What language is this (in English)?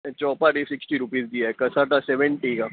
Sindhi